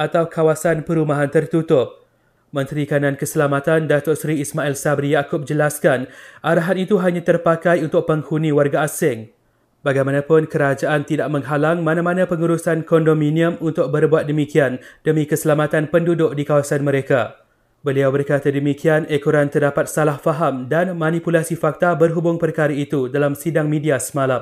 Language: Malay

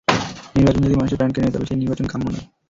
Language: Bangla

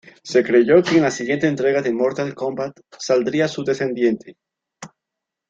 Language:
Spanish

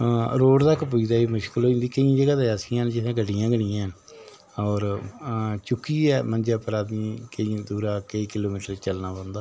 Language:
Dogri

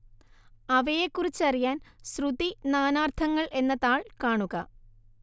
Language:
Malayalam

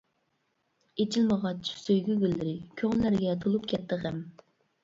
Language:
Uyghur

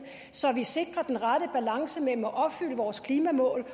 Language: Danish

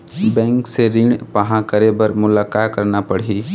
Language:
Chhattisgarhi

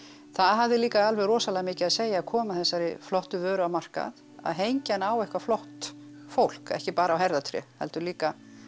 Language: Icelandic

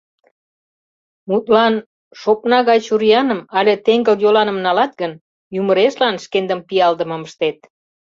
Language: Mari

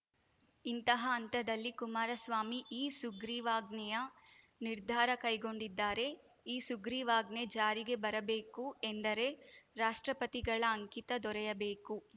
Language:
Kannada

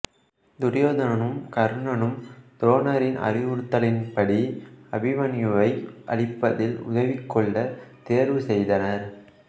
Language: Tamil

